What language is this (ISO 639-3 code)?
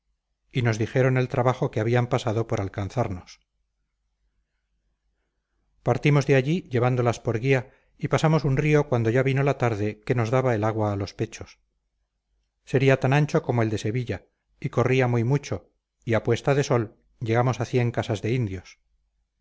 spa